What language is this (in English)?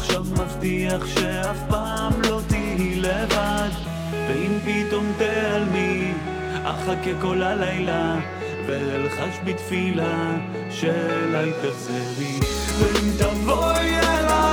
Hebrew